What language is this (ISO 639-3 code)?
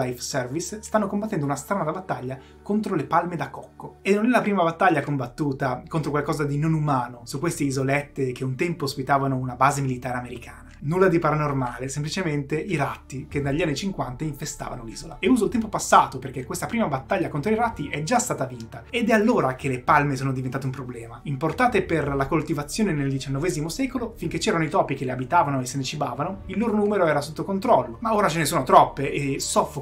ita